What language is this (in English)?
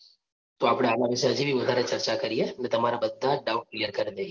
Gujarati